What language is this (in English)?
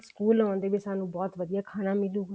Punjabi